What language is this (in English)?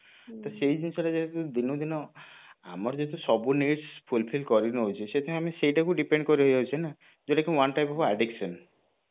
Odia